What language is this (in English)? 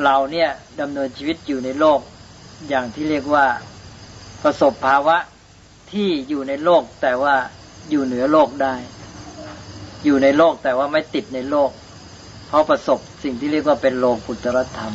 Thai